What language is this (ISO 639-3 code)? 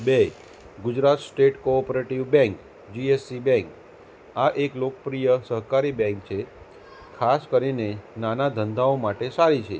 guj